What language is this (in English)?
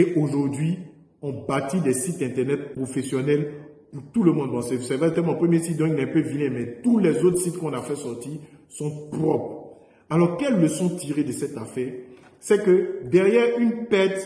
French